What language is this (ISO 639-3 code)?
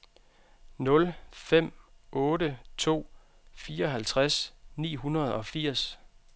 dan